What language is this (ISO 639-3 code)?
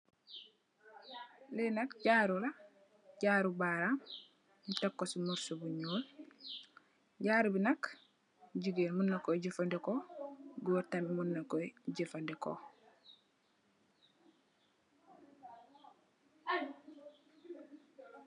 wol